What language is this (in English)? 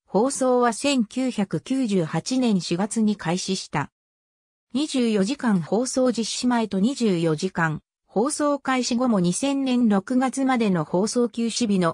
Japanese